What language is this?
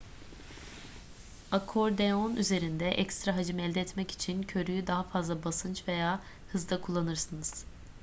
Turkish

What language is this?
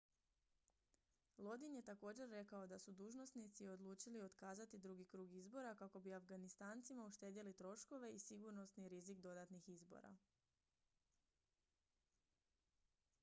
Croatian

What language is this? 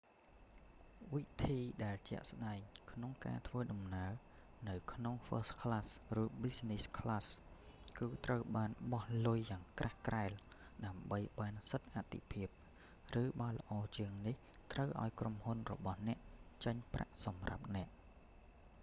Khmer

